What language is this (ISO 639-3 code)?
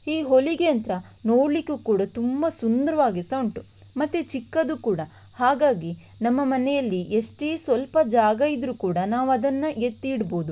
kan